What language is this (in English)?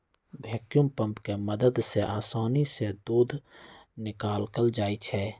Magahi